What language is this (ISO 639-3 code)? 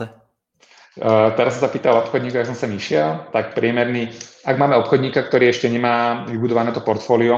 ces